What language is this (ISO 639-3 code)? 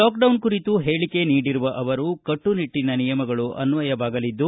kan